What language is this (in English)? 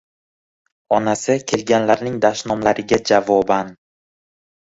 Uzbek